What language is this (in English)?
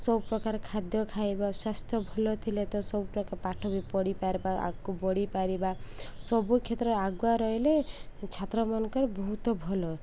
Odia